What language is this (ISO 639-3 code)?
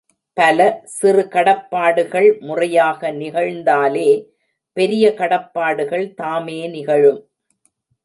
tam